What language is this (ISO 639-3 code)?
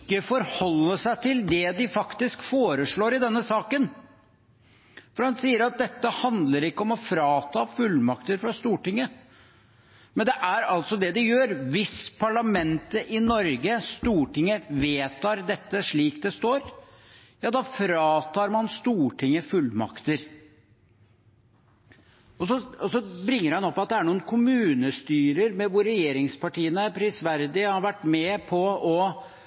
nob